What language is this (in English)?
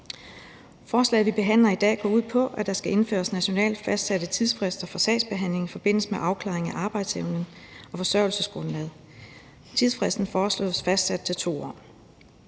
Danish